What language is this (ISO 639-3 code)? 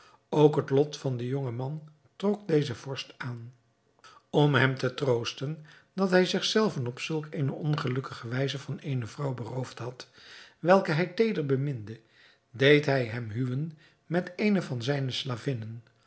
nld